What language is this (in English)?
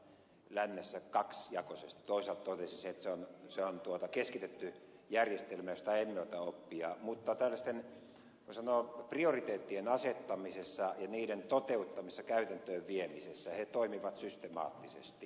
Finnish